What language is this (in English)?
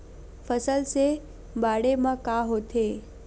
Chhattisgarhi